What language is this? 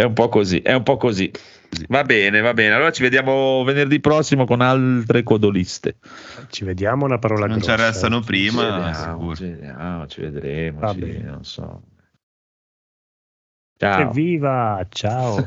Italian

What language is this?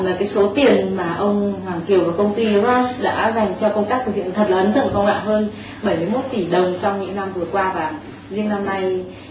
Vietnamese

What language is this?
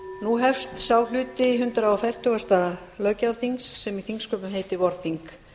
Icelandic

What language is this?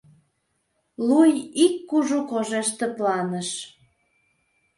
Mari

